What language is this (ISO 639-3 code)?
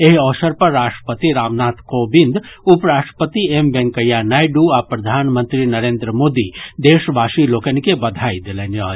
mai